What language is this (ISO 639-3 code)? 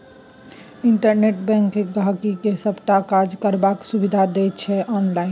mai